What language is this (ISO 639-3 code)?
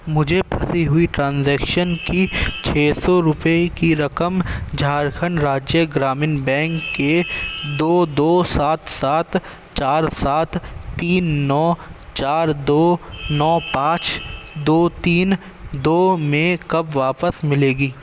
urd